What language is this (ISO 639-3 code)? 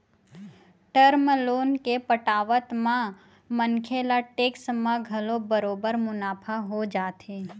hne